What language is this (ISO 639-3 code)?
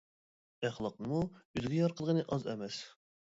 uig